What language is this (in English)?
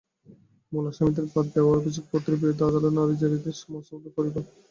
Bangla